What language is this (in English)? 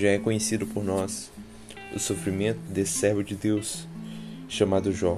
Portuguese